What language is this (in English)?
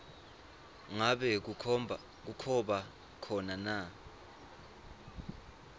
Swati